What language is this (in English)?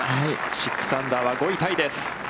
Japanese